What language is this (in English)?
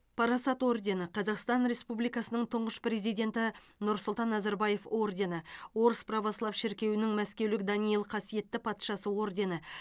Kazakh